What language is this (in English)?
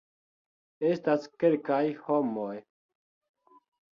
Esperanto